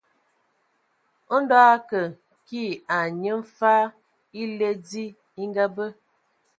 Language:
Ewondo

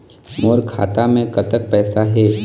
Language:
Chhattisgarhi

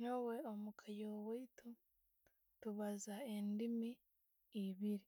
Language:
Tooro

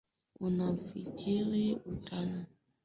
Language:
Swahili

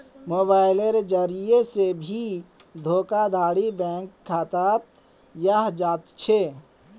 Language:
Magahi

